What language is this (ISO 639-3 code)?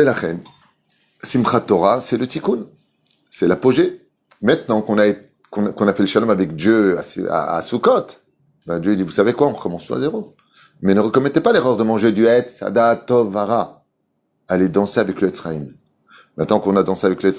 fra